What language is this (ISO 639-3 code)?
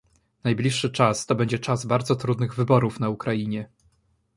pol